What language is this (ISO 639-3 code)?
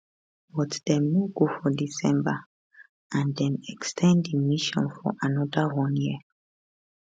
pcm